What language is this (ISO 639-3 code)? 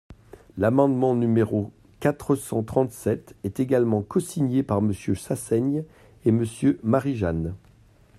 fra